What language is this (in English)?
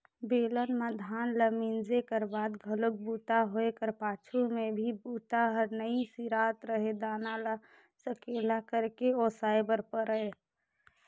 Chhattisgarhi